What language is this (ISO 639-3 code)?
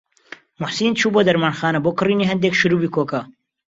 ckb